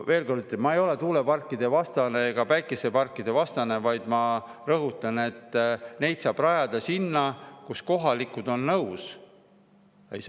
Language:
Estonian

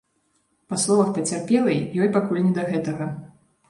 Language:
Belarusian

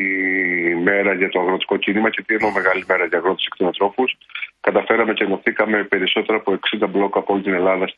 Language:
Greek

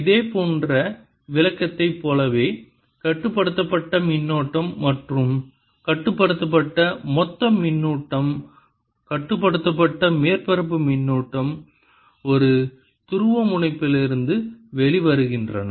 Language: Tamil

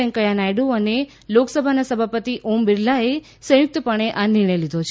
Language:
Gujarati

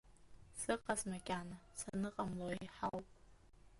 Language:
Abkhazian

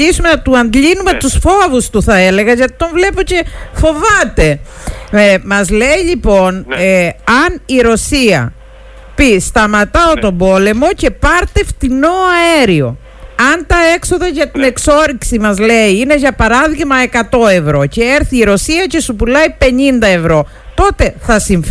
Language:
Greek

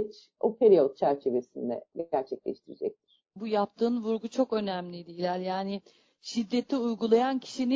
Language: Turkish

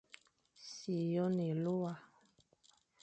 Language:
Fang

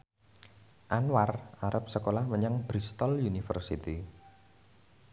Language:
Javanese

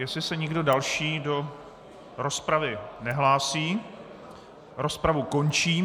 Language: Czech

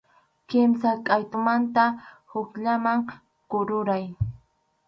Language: Arequipa-La Unión Quechua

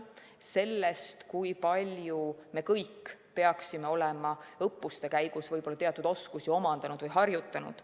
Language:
Estonian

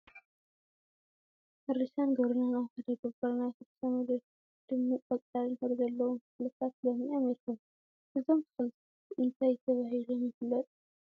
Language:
Tigrinya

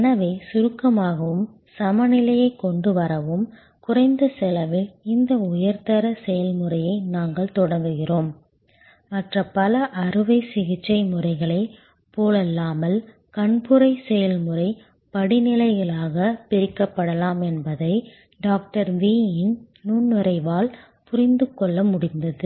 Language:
Tamil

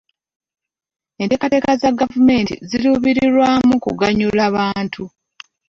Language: Ganda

